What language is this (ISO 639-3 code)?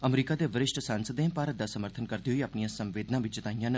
doi